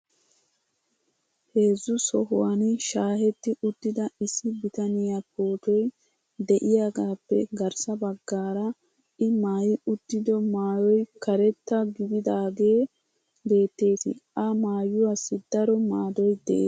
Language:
Wolaytta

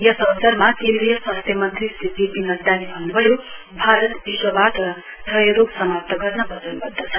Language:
Nepali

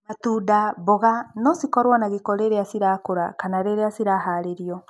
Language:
Kikuyu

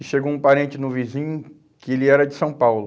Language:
Portuguese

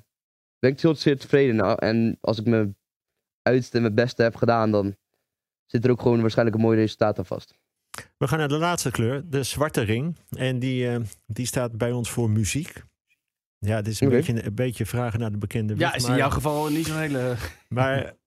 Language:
Dutch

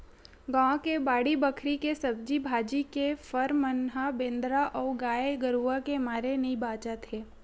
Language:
Chhattisgarhi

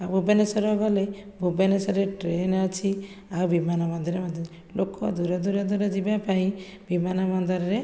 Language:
Odia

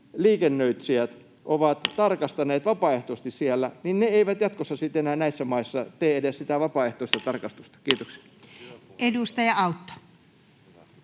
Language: Finnish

